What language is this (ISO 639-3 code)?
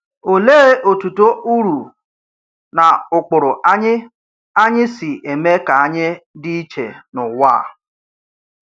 ibo